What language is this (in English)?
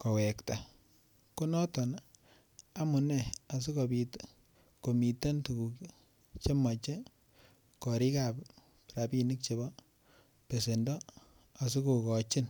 Kalenjin